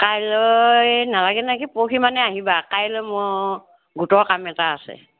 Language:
Assamese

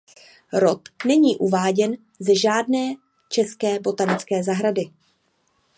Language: Czech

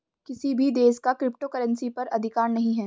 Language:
Hindi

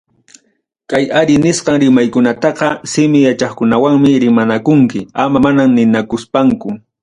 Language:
Ayacucho Quechua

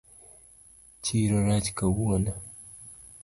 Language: Luo (Kenya and Tanzania)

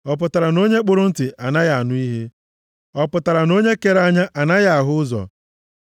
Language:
Igbo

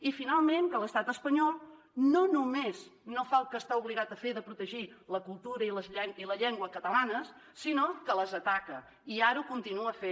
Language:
Catalan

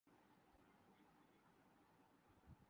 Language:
Urdu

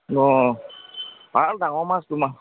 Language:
Assamese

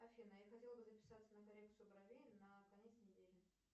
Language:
Russian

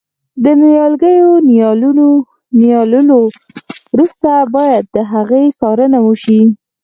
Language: Pashto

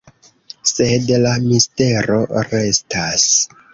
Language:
Esperanto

